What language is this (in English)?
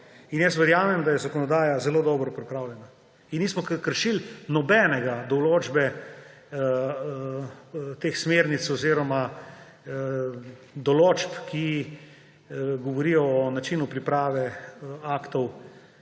Slovenian